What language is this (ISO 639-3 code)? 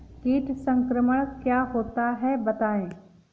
hin